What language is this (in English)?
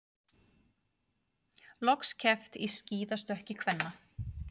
Icelandic